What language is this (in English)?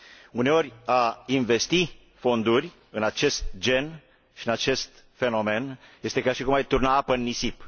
Romanian